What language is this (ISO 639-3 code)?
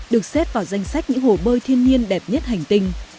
vie